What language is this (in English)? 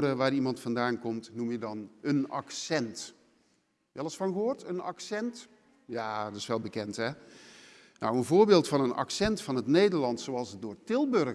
Dutch